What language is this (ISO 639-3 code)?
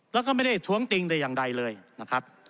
tha